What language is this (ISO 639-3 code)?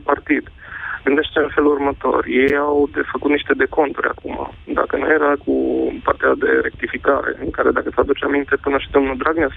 ron